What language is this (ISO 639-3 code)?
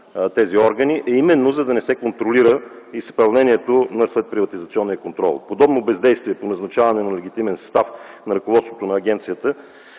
bul